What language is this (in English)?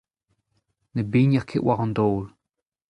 Breton